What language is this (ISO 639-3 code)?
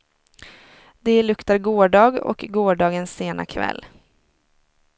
swe